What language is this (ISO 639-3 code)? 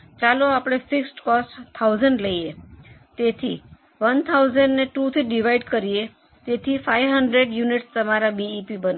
guj